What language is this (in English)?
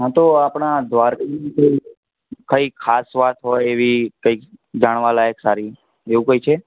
Gujarati